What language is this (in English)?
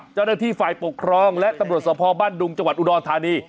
Thai